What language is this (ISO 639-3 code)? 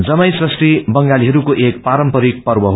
nep